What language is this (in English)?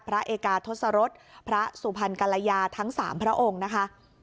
Thai